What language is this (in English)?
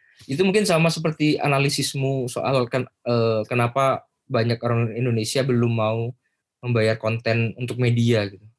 Indonesian